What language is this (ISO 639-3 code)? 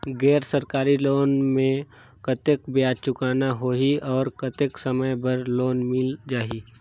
hne